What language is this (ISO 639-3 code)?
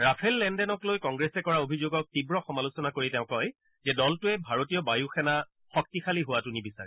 asm